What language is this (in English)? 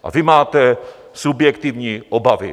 Czech